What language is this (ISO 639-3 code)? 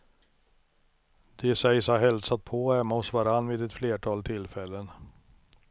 swe